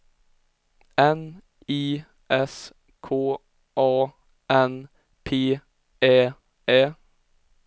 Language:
Swedish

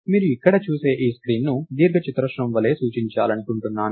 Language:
Telugu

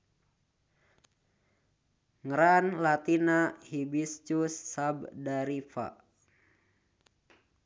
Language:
Sundanese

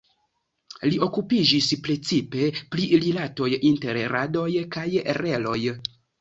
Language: Esperanto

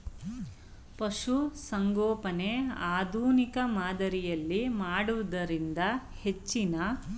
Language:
Kannada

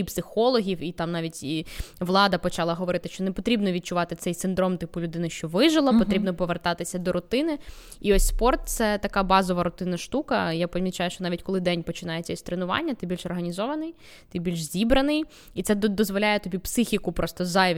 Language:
Ukrainian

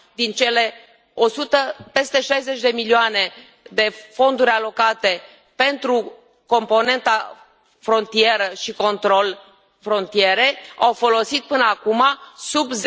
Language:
Romanian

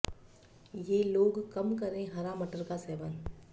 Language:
Hindi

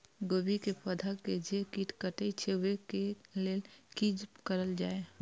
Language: Maithili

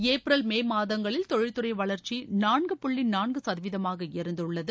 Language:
Tamil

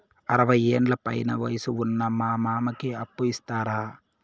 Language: Telugu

